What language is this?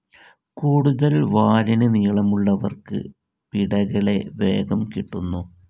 Malayalam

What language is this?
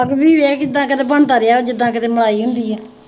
Punjabi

